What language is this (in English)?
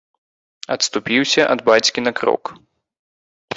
Belarusian